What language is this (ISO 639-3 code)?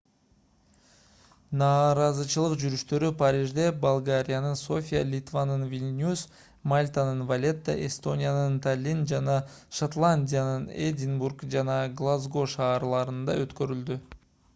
kir